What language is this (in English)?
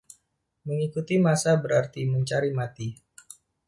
Indonesian